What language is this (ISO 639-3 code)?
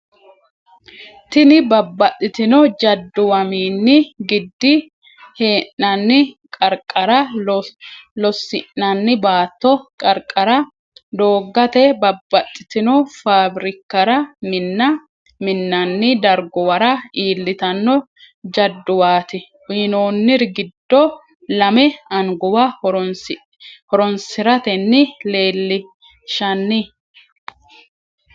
sid